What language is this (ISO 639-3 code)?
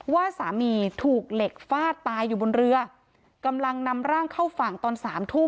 tha